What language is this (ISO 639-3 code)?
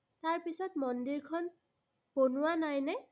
asm